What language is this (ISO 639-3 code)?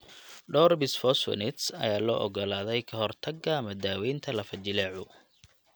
som